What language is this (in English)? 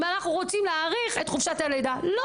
Hebrew